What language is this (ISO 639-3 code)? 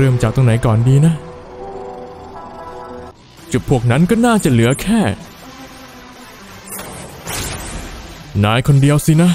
tha